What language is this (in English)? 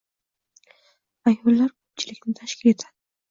Uzbek